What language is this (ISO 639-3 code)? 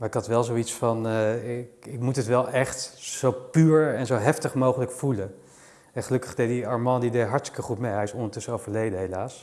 nld